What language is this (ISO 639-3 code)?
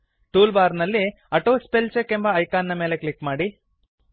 kan